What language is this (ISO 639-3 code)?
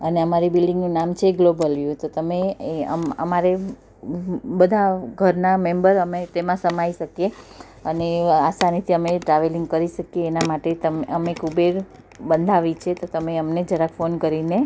guj